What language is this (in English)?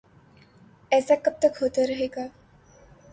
Urdu